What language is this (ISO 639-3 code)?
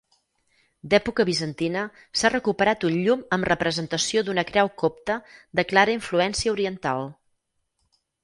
cat